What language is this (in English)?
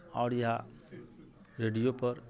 Maithili